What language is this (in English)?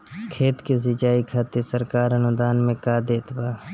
Bhojpuri